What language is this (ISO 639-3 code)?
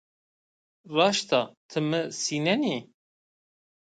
zza